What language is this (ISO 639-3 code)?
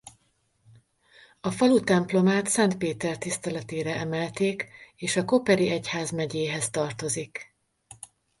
hun